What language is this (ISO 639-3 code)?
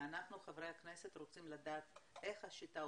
heb